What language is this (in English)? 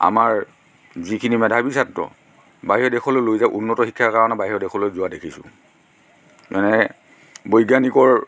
Assamese